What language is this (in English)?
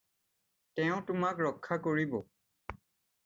Assamese